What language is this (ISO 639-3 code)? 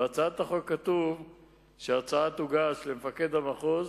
heb